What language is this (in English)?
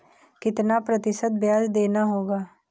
Hindi